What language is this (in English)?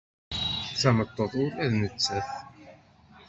Kabyle